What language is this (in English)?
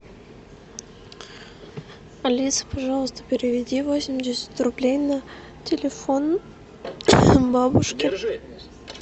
Russian